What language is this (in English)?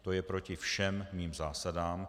Czech